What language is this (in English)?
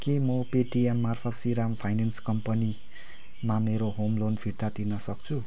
Nepali